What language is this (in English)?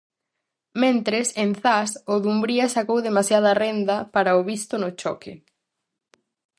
Galician